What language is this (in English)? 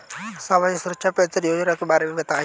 Hindi